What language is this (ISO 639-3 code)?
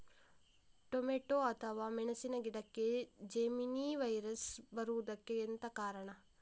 kan